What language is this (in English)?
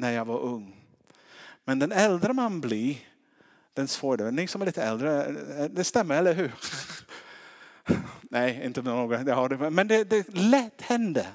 Swedish